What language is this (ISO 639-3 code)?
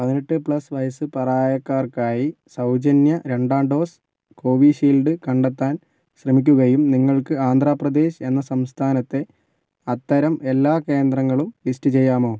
mal